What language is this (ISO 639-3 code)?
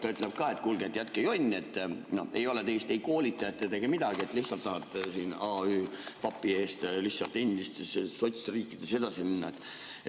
est